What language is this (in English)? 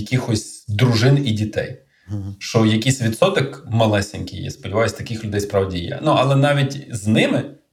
Ukrainian